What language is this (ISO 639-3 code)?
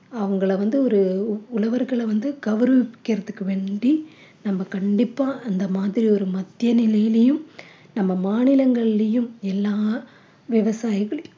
tam